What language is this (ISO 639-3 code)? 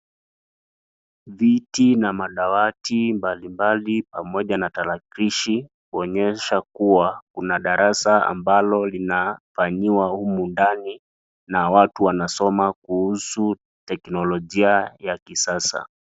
swa